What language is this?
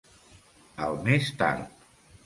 Catalan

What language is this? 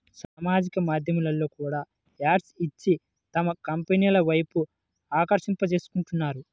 Telugu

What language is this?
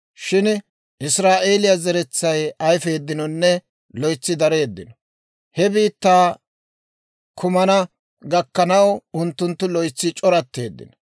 Dawro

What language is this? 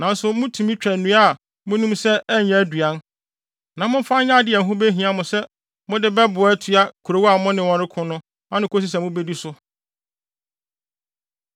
Akan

